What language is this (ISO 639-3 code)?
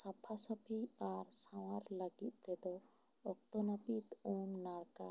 sat